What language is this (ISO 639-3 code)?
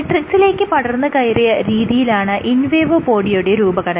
mal